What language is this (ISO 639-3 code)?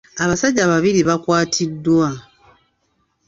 lug